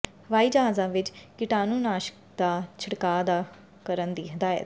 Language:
Punjabi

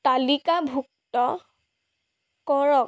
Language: Assamese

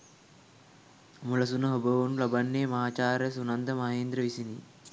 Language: Sinhala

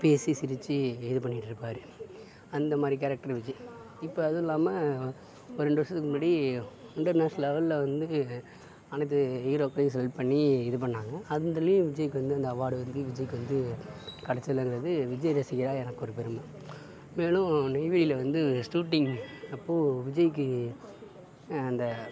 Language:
Tamil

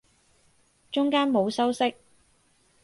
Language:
Cantonese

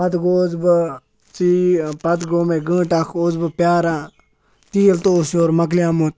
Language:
Kashmiri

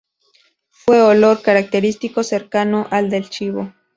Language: Spanish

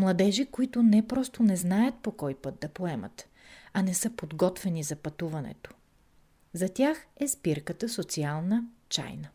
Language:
Bulgarian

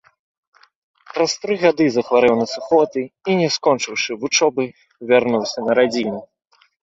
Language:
Belarusian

